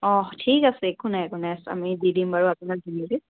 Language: Assamese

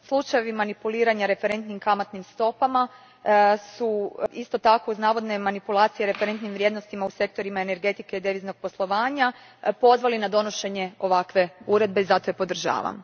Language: Croatian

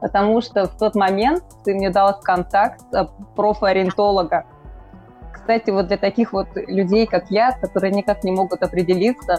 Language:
Russian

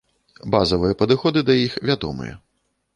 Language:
Belarusian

